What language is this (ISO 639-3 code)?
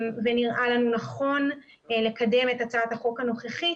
heb